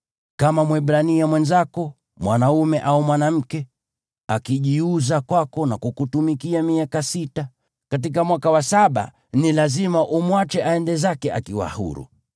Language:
Swahili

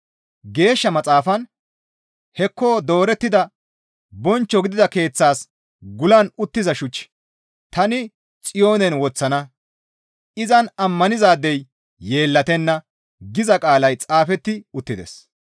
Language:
Gamo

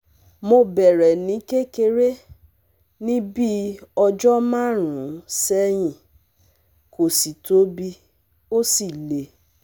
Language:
Yoruba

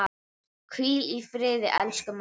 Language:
Icelandic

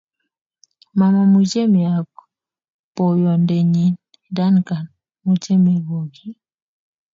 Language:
Kalenjin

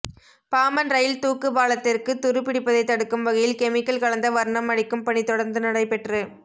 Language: Tamil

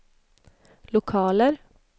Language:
Swedish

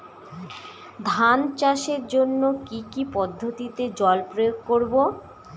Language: Bangla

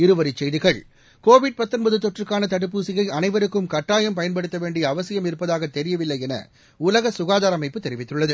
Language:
Tamil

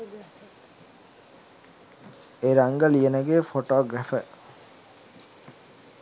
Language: Sinhala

